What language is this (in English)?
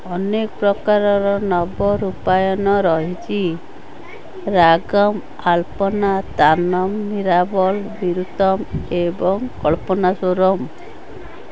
Odia